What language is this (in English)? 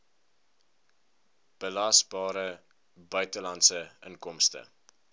Afrikaans